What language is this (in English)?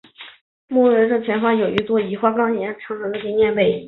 Chinese